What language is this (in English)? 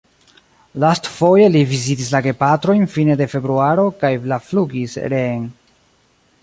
Esperanto